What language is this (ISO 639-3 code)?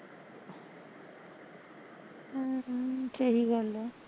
pan